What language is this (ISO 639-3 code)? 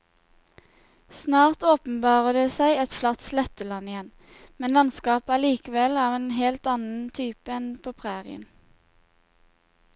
nor